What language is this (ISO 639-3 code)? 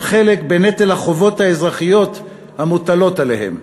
heb